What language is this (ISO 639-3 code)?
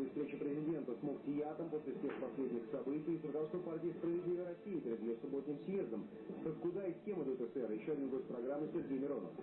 rus